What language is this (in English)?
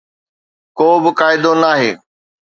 Sindhi